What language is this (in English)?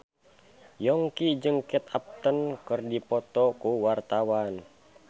Sundanese